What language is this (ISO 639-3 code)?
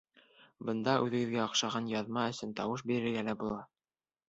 bak